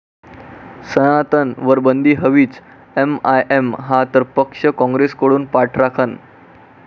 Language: Marathi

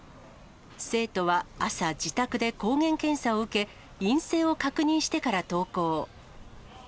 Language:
Japanese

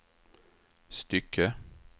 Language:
Swedish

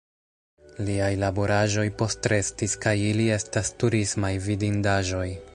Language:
Esperanto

